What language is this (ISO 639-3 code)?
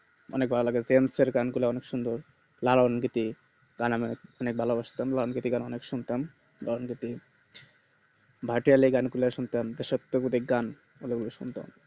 ben